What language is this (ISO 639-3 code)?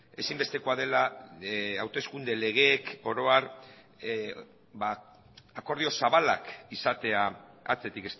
eus